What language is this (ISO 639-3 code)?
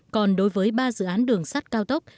vie